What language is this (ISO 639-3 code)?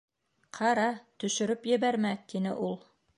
bak